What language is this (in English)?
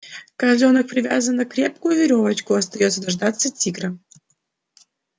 Russian